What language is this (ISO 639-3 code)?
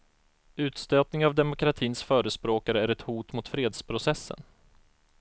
swe